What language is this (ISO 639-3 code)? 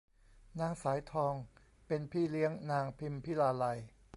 tha